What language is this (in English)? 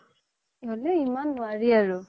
Assamese